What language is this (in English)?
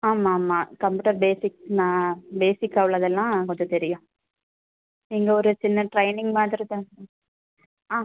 Tamil